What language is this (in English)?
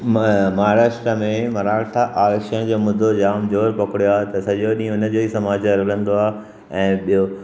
Sindhi